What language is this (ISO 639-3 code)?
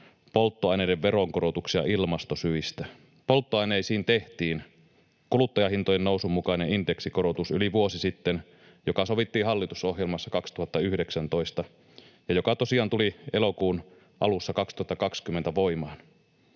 fin